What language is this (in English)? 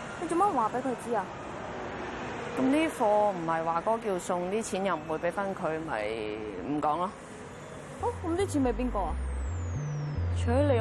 Chinese